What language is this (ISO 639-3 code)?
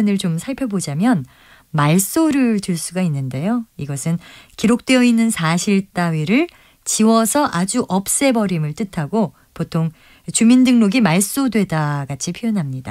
kor